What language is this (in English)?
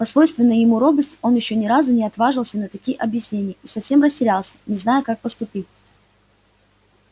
Russian